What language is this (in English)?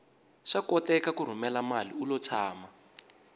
Tsonga